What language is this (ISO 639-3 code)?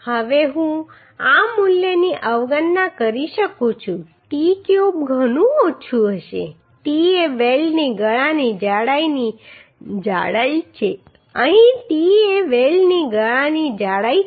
guj